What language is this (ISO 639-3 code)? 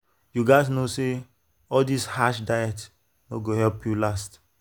pcm